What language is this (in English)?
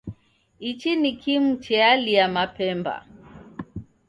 Taita